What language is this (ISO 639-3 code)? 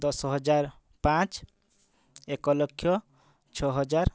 ori